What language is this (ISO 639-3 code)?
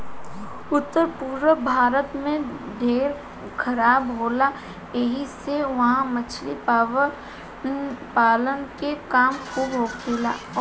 bho